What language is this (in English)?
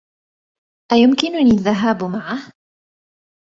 Arabic